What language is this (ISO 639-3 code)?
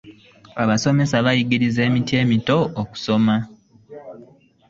lug